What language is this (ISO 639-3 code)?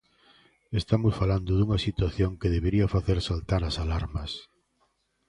glg